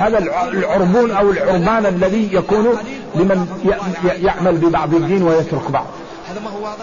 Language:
Arabic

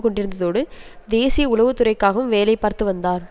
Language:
Tamil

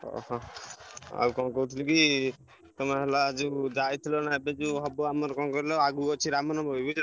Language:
Odia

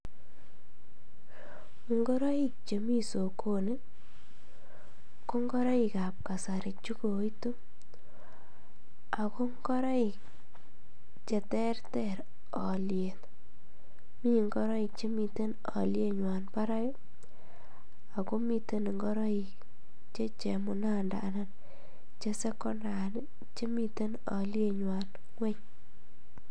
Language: Kalenjin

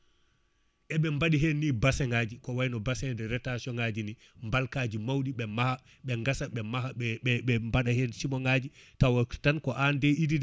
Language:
Fula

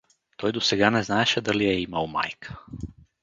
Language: Bulgarian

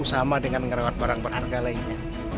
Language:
Indonesian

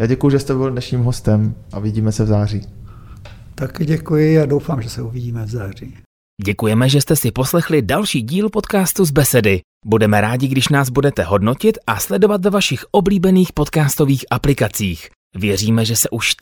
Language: Czech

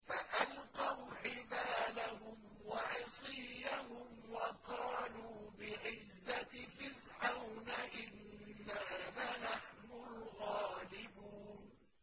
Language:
Arabic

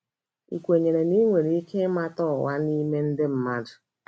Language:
Igbo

